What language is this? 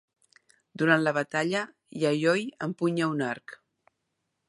Catalan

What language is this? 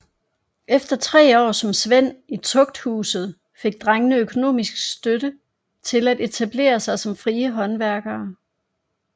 Danish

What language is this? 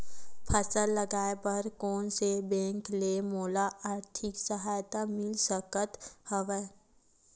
Chhattisgarhi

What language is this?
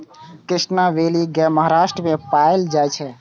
Maithili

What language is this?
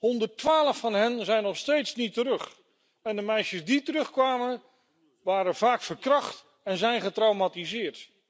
Dutch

